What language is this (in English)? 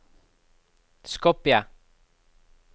Norwegian